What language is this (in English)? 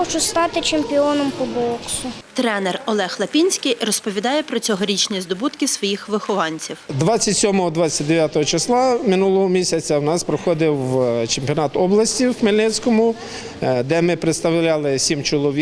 Ukrainian